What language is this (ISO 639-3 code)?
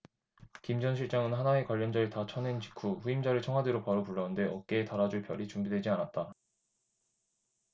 kor